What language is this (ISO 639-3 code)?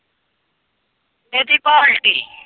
pan